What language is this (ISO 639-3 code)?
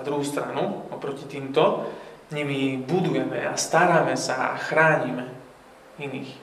slk